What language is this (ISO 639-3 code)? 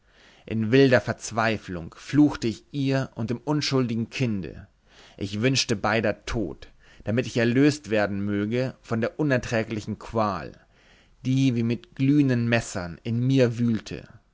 deu